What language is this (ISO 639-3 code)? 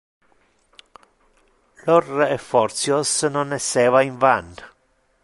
ina